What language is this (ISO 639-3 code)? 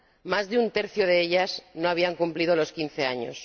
spa